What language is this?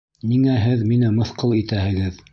Bashkir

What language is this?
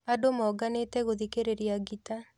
Kikuyu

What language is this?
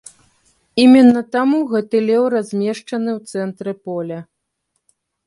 Belarusian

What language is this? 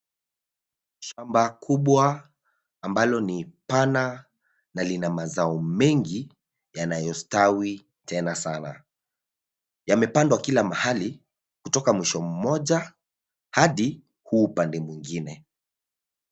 Swahili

